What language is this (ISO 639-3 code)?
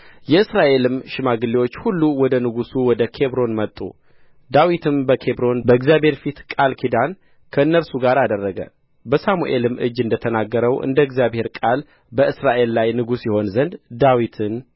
amh